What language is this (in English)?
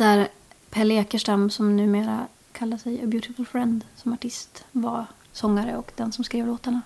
Swedish